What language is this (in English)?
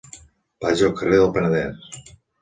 Catalan